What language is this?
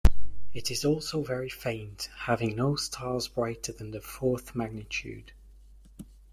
English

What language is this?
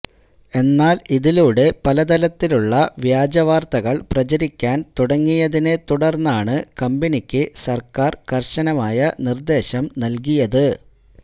Malayalam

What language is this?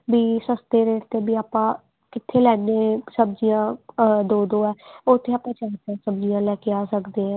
Punjabi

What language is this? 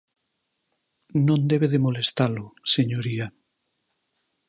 Galician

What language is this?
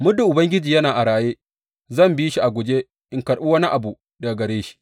Hausa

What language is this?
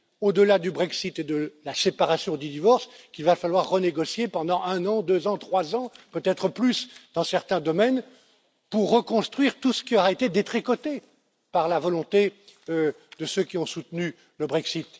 French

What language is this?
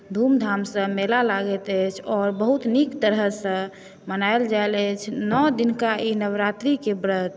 Maithili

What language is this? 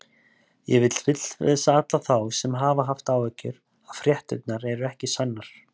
Icelandic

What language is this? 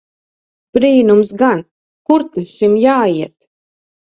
Latvian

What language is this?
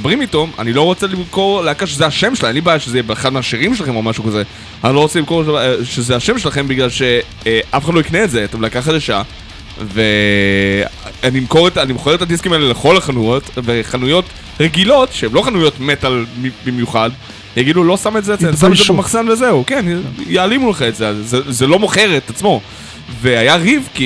Hebrew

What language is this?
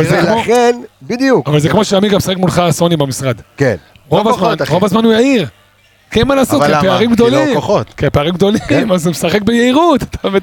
Hebrew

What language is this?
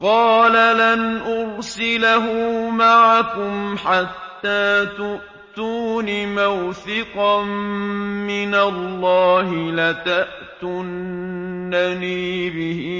Arabic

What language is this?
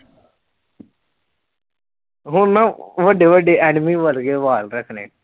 Punjabi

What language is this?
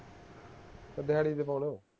Punjabi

